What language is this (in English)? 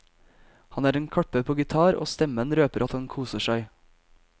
Norwegian